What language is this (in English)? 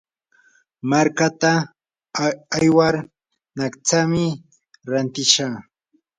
Yanahuanca Pasco Quechua